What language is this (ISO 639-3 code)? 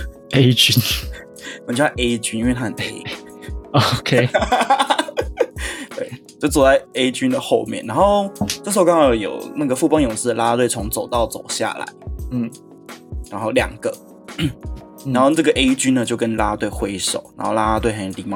zho